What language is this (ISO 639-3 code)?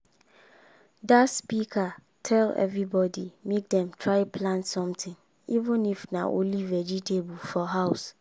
pcm